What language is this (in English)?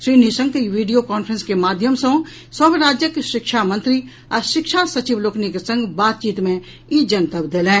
Maithili